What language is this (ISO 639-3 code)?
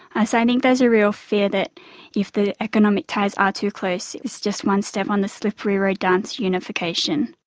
eng